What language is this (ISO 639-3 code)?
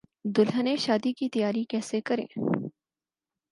urd